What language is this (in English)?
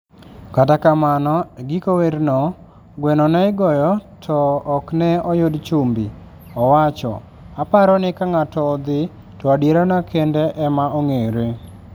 Luo (Kenya and Tanzania)